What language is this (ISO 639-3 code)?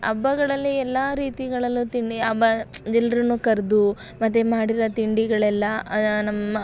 kan